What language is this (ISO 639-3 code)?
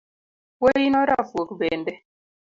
luo